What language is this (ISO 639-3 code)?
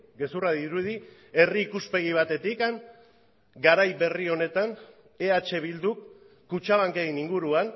eus